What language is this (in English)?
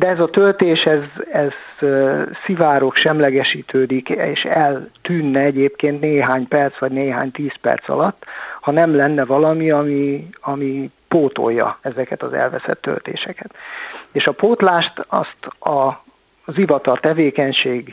Hungarian